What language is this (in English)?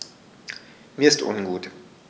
German